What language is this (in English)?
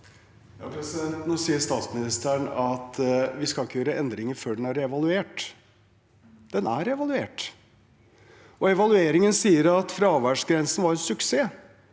Norwegian